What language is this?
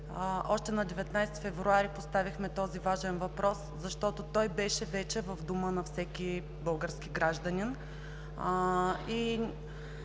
Bulgarian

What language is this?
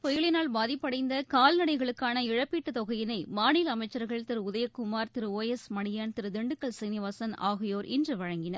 Tamil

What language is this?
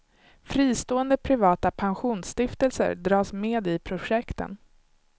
Swedish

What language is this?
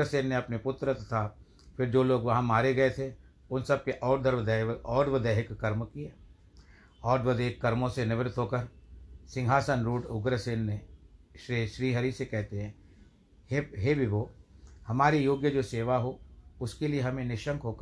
Hindi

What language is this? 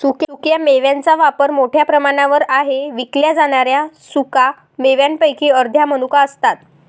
Marathi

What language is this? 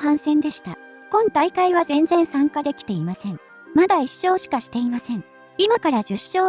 Japanese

